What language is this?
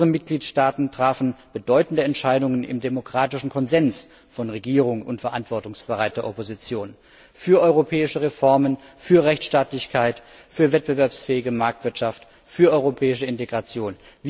German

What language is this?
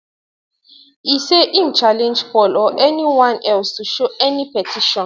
Nigerian Pidgin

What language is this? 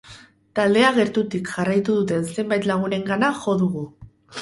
Basque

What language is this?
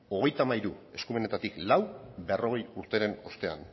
Basque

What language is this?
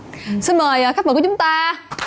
Vietnamese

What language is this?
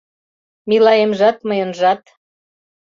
Mari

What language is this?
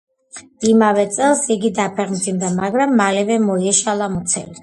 Georgian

